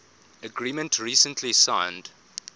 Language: English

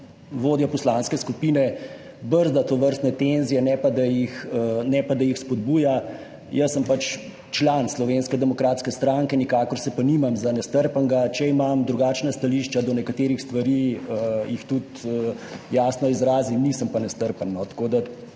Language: Slovenian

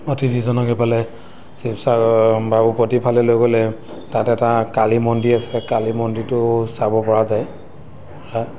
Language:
Assamese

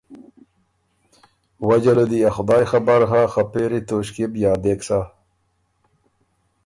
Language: Ormuri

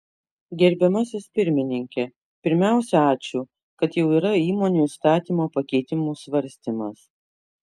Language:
Lithuanian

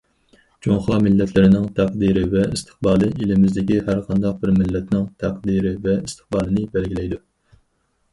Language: Uyghur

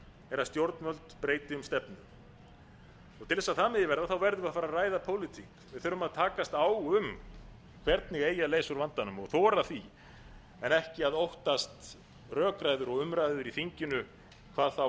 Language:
Icelandic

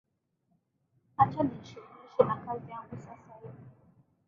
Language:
Swahili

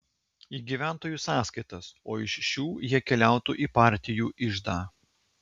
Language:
Lithuanian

